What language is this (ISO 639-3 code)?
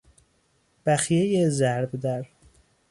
fas